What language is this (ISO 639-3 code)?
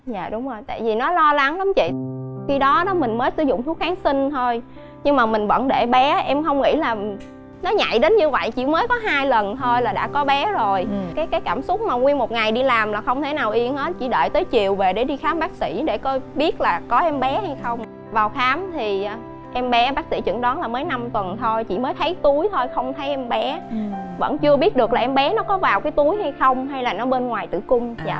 vie